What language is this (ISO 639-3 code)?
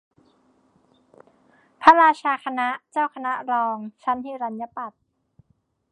tha